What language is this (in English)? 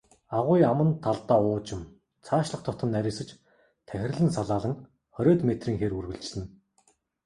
Mongolian